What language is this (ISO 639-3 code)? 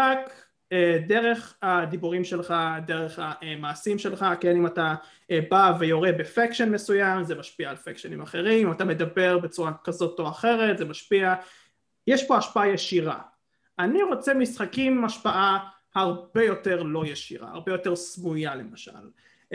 heb